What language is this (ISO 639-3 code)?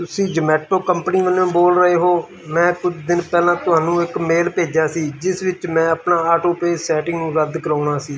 pan